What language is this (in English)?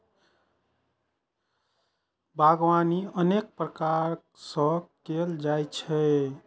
Maithili